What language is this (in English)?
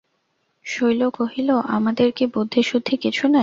Bangla